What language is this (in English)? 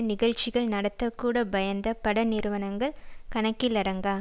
Tamil